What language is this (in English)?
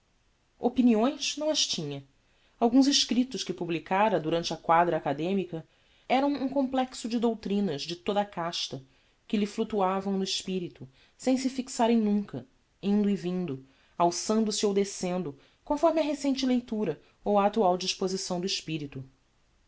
Portuguese